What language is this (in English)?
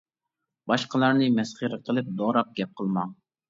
Uyghur